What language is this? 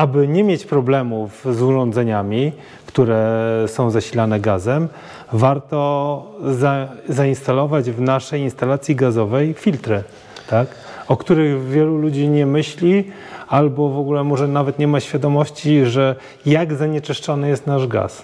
Polish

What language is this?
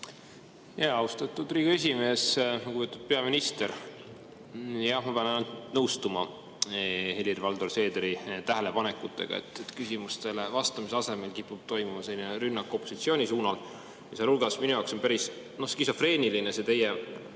Estonian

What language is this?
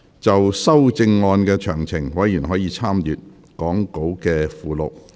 Cantonese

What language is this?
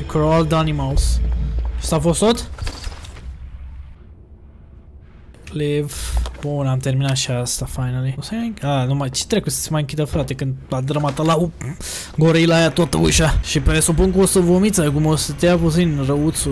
Romanian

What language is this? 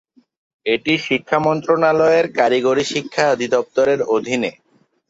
Bangla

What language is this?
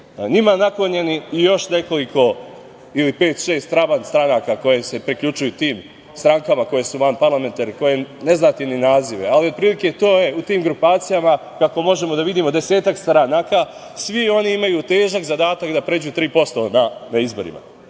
Serbian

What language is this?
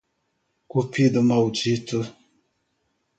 Portuguese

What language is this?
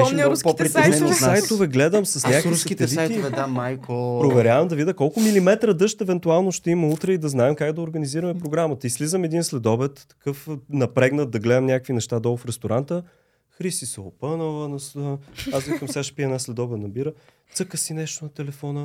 Bulgarian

